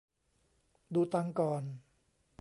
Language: Thai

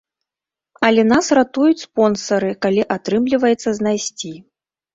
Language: Belarusian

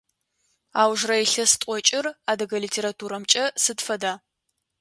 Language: Adyghe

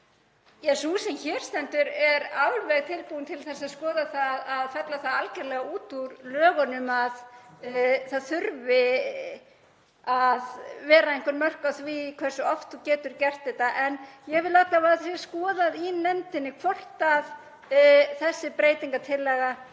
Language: Icelandic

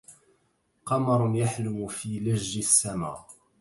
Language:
Arabic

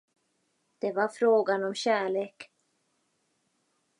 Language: Swedish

